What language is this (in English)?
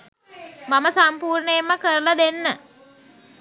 Sinhala